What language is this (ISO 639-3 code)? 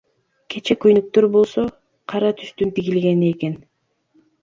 kir